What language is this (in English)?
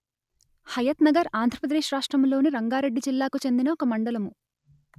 Telugu